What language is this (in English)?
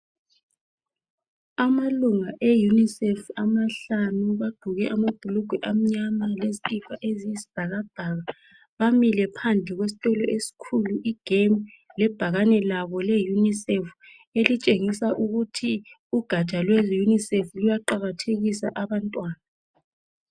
North Ndebele